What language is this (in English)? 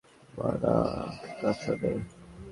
Bangla